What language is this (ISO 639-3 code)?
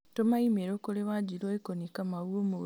kik